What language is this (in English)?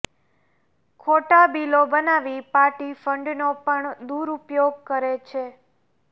Gujarati